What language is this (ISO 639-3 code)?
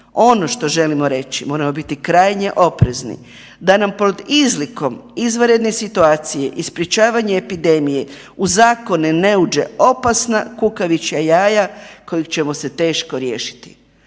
hrv